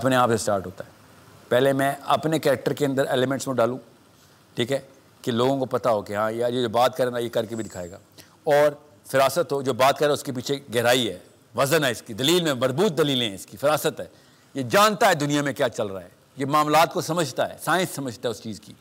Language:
Urdu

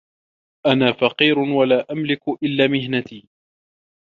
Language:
Arabic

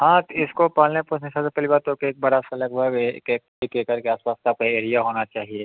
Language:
Hindi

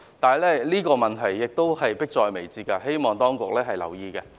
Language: Cantonese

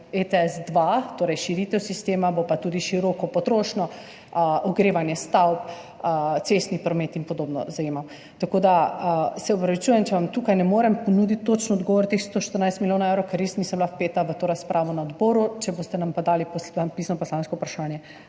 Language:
Slovenian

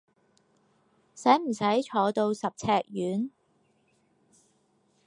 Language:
Cantonese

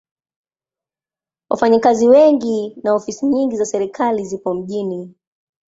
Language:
Swahili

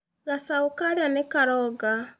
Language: Kikuyu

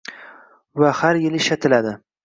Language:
Uzbek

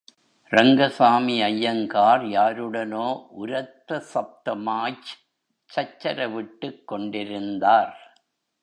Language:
Tamil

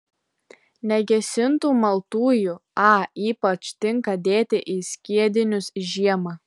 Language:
Lithuanian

